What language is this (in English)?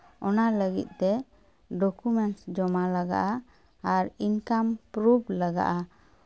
Santali